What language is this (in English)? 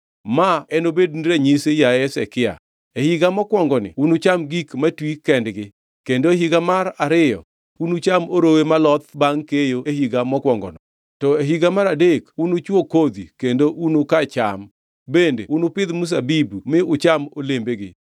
Luo (Kenya and Tanzania)